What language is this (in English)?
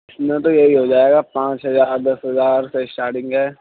Urdu